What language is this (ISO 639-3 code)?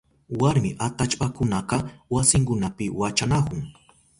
qup